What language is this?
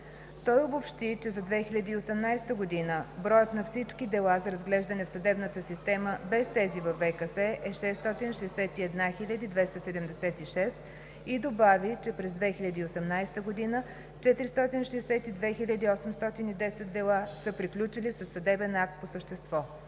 Bulgarian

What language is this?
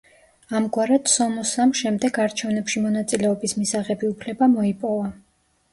Georgian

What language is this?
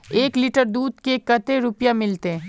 Magahi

